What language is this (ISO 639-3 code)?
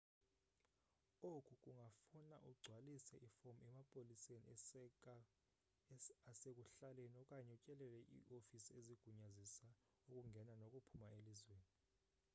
xho